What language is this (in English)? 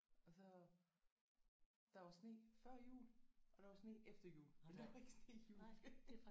Danish